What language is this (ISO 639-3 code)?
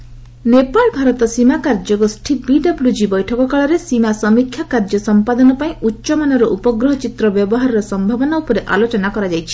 ori